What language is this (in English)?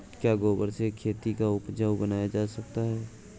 Hindi